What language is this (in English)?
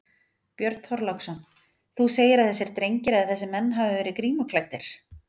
Icelandic